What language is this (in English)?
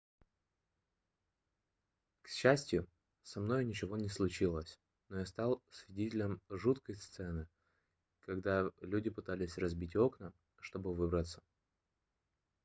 Russian